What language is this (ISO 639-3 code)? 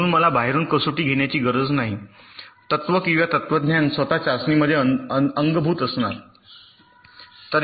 mar